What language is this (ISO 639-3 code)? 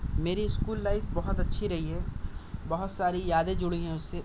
urd